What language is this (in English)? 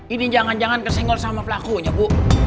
Indonesian